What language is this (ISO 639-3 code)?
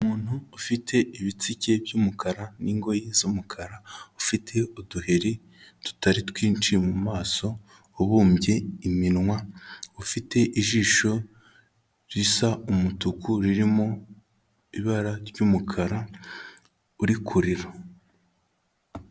kin